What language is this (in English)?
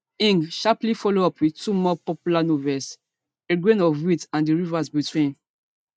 Nigerian Pidgin